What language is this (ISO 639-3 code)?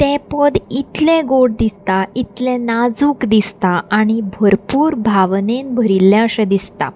kok